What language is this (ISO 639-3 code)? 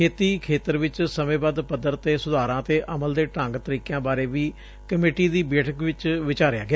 pan